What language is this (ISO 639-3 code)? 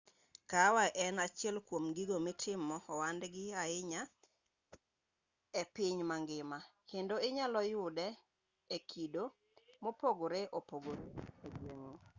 luo